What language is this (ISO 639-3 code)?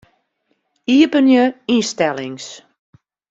fry